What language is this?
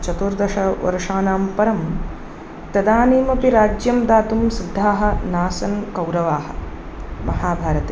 Sanskrit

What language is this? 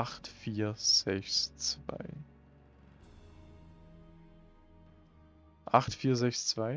German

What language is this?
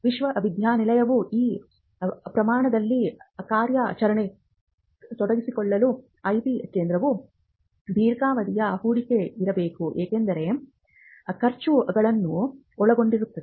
Kannada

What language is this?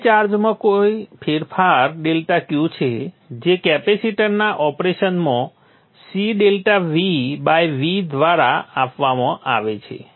Gujarati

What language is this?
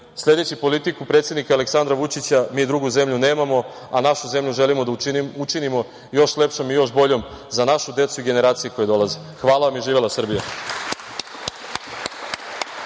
Serbian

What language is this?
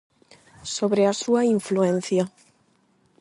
Galician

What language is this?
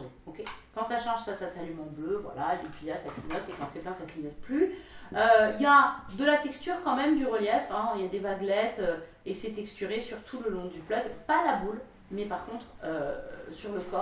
French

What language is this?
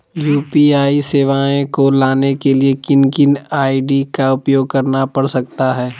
Magahi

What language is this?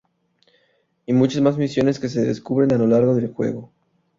Spanish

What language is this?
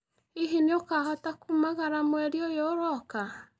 Kikuyu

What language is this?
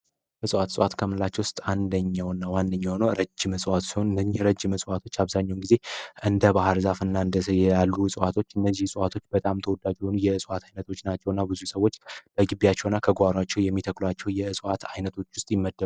Amharic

